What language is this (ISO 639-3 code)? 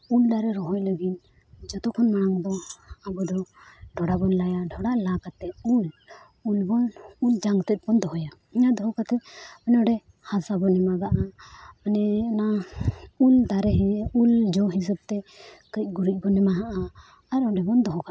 sat